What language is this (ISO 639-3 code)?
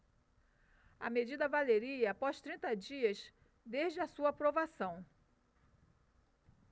por